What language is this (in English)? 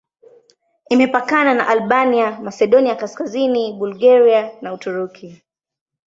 Swahili